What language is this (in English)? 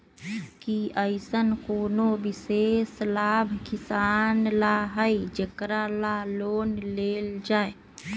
Magahi